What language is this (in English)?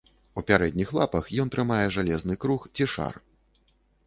Belarusian